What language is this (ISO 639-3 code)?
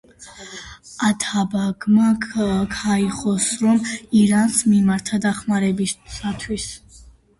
kat